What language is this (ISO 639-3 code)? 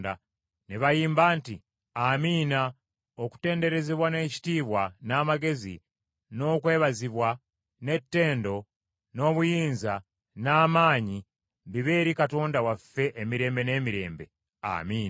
lug